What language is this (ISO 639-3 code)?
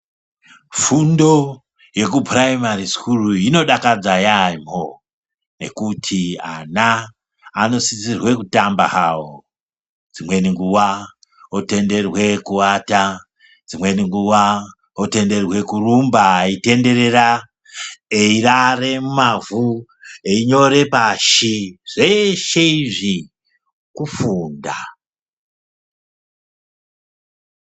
ndc